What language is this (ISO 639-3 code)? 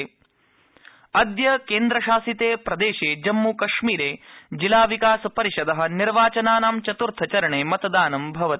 san